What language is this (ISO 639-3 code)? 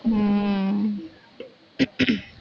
tam